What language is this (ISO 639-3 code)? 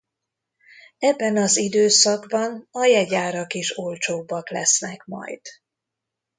hun